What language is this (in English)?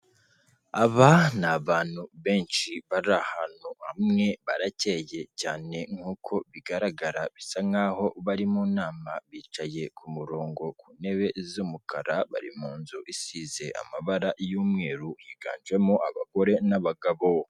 Kinyarwanda